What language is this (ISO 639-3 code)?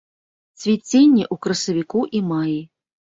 bel